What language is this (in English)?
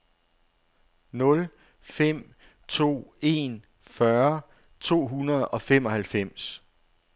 Danish